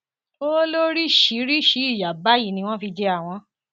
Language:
Yoruba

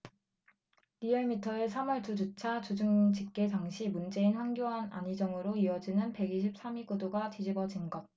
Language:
Korean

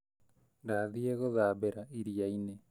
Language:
Kikuyu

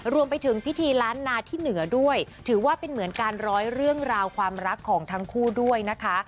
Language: Thai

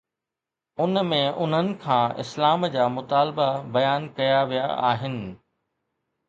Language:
Sindhi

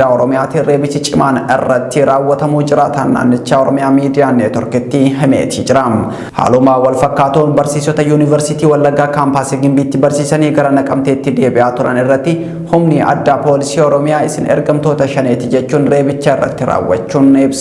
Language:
Oromo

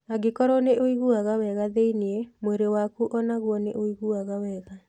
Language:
Kikuyu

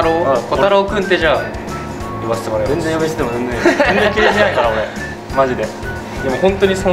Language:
Japanese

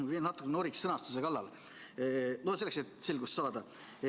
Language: Estonian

